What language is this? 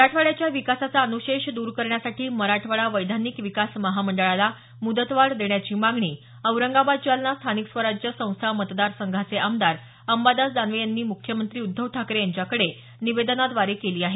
Marathi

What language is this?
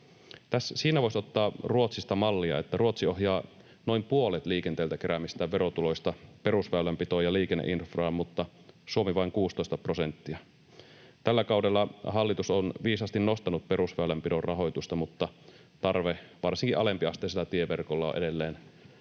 Finnish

